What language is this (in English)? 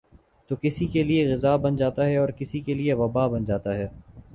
Urdu